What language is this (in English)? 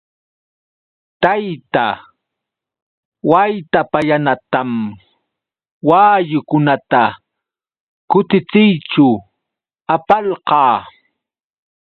Yauyos Quechua